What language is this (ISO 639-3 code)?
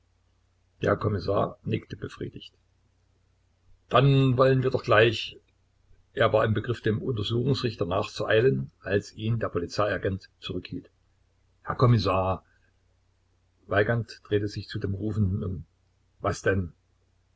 deu